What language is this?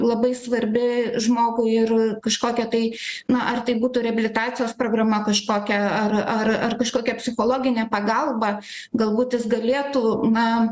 Lithuanian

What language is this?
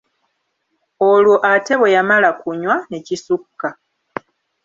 Ganda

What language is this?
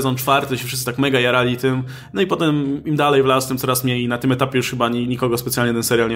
Polish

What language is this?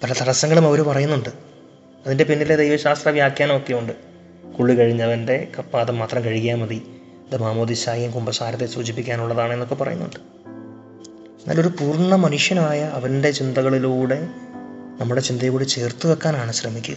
Malayalam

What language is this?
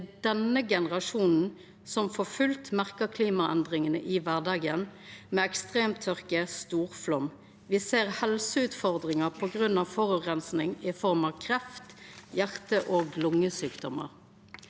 Norwegian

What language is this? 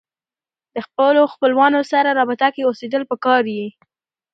Pashto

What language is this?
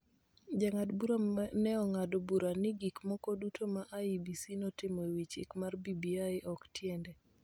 Luo (Kenya and Tanzania)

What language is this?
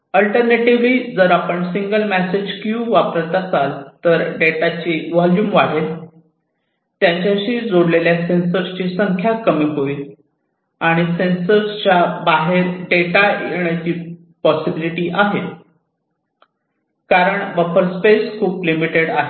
Marathi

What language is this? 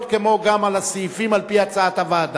Hebrew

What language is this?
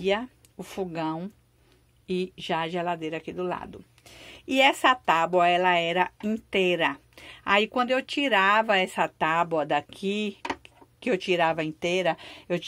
Portuguese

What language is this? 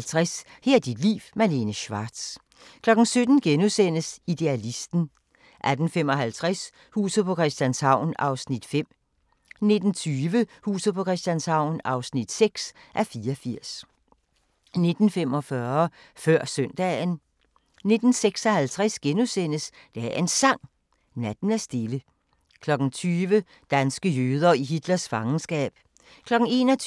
Danish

